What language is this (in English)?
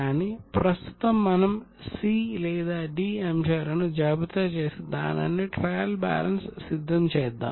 Telugu